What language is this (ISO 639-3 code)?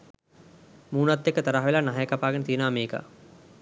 sin